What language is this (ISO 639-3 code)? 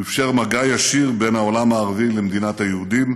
heb